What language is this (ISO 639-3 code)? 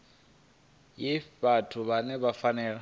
ven